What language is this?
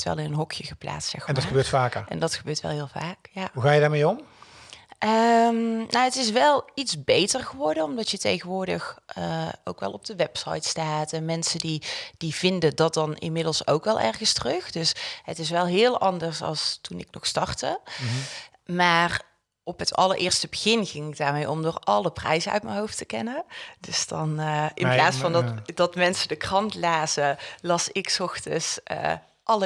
Dutch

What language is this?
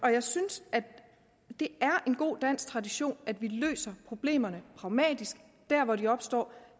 Danish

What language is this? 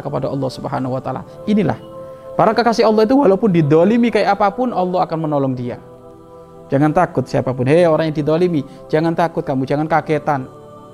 Indonesian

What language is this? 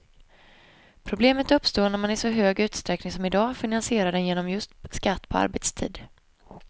Swedish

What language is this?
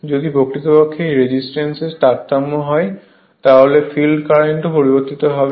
Bangla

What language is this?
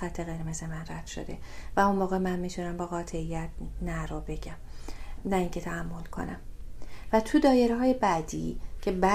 Persian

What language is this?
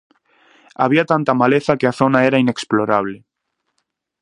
Galician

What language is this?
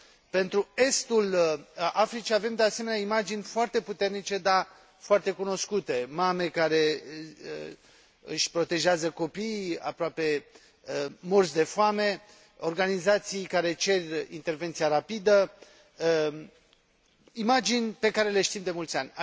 Romanian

